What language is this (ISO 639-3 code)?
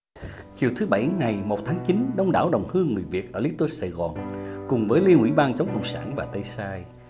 vie